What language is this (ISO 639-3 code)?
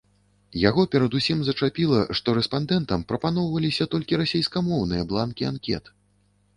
bel